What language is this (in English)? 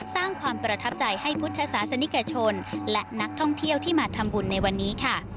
Thai